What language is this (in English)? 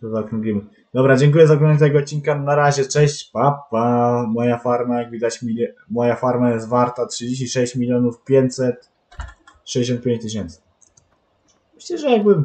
Polish